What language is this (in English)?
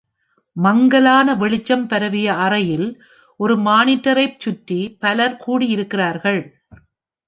Tamil